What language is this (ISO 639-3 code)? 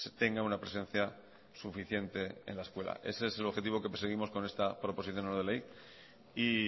spa